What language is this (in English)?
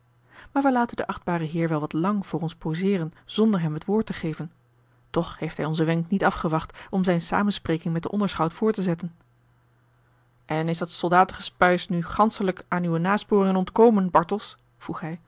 Dutch